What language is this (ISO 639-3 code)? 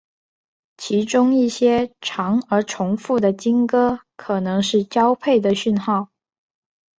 zho